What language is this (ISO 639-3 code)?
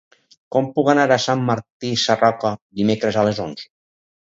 cat